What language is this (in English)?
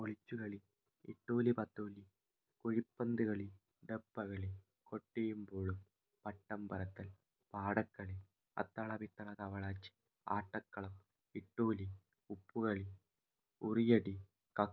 Malayalam